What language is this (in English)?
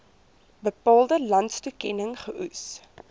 Afrikaans